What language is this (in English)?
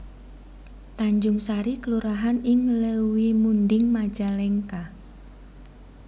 Javanese